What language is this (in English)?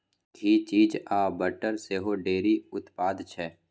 Maithili